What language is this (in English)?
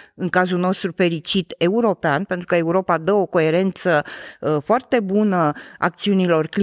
Romanian